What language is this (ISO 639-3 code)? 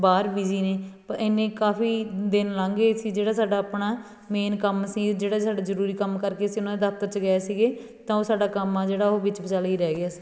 pan